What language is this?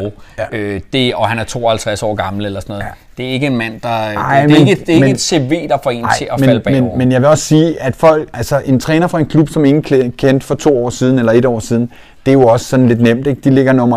Danish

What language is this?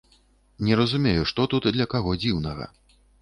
Belarusian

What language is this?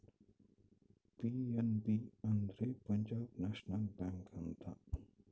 Kannada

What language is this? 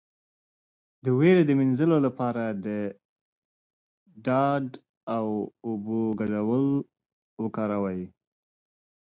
Pashto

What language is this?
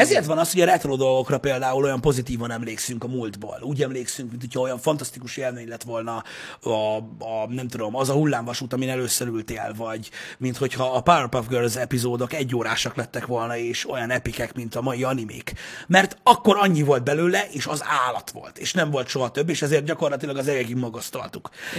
Hungarian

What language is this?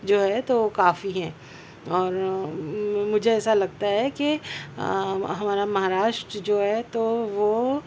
Urdu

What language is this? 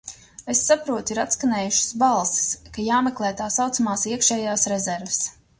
Latvian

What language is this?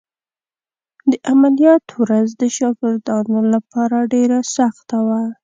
Pashto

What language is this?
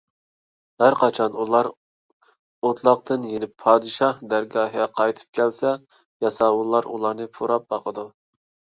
Uyghur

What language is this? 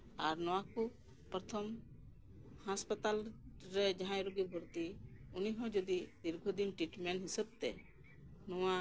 Santali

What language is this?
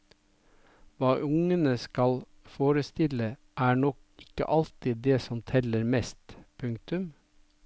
Norwegian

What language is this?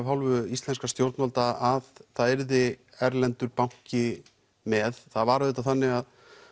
Icelandic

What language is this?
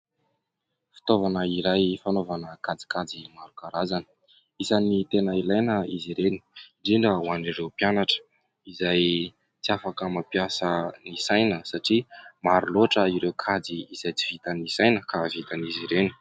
Malagasy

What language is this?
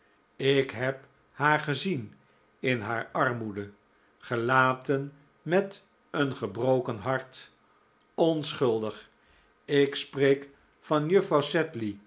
Dutch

